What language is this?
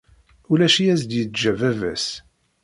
Kabyle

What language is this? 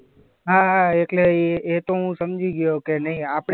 Gujarati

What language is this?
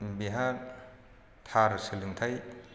Bodo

